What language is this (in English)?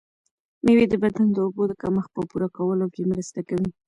Pashto